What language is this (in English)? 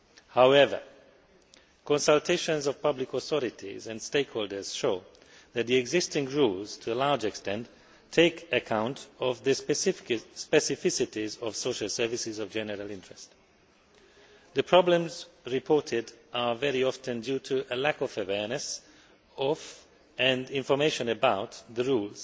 English